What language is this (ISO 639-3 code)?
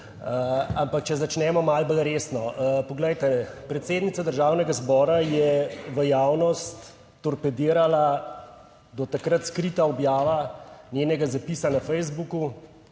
slv